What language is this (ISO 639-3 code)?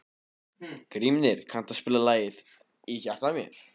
isl